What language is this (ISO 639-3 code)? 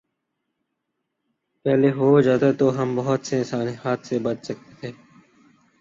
urd